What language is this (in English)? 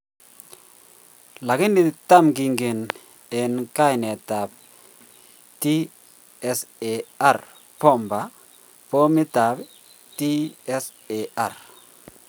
Kalenjin